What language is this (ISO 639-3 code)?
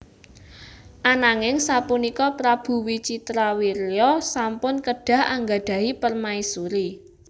jav